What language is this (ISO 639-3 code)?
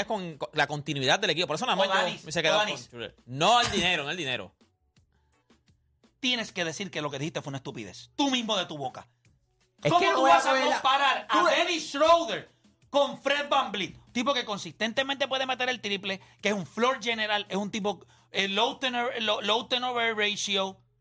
spa